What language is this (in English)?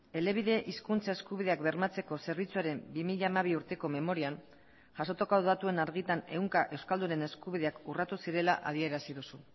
Basque